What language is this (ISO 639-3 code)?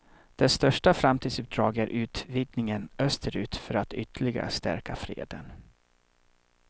swe